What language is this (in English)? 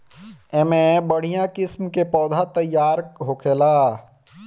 Bhojpuri